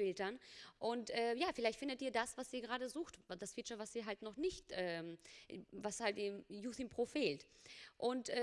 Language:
German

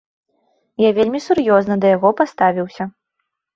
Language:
Belarusian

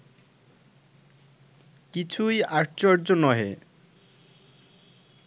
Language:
Bangla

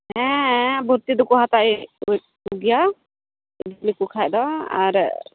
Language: Santali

